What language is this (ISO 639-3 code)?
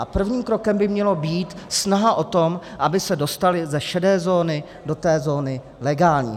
ces